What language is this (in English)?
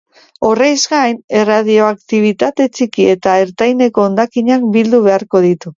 Basque